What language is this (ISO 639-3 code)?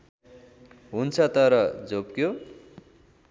nep